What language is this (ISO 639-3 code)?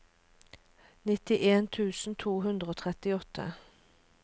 nor